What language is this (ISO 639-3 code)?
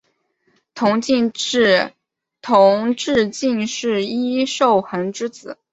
zho